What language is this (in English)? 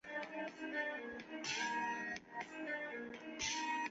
Chinese